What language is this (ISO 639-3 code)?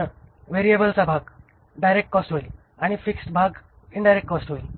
mar